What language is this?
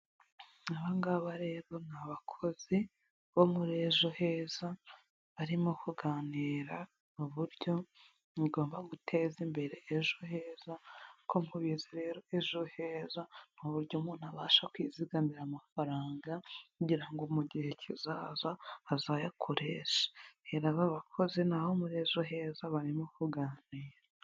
Kinyarwanda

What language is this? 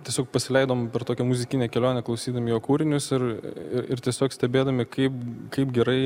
Lithuanian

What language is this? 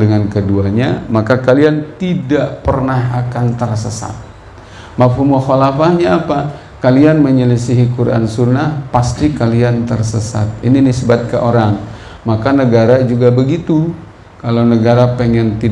Indonesian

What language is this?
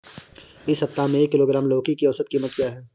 Hindi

